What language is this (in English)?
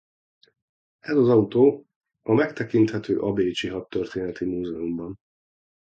Hungarian